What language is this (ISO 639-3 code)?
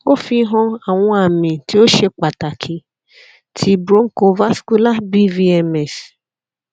yor